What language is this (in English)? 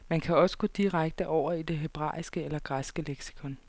Danish